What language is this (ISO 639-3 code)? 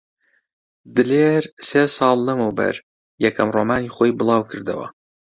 ckb